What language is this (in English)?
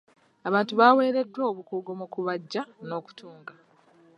Ganda